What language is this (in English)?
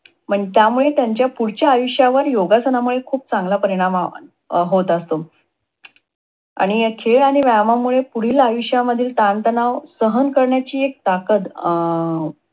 Marathi